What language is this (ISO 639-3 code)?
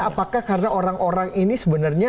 ind